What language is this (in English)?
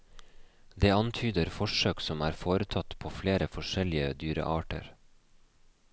Norwegian